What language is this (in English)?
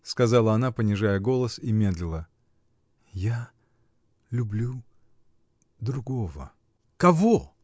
Russian